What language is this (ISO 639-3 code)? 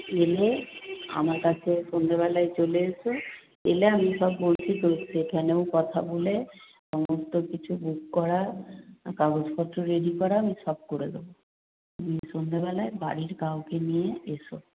ben